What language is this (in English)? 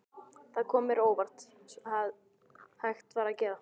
Icelandic